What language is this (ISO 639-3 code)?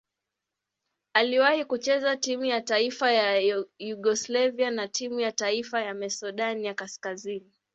swa